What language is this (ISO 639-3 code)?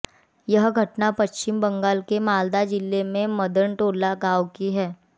hin